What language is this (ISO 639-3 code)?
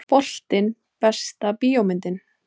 isl